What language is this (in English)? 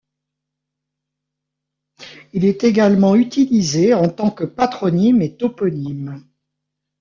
French